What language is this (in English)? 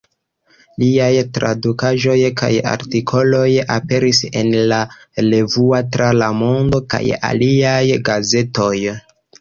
Esperanto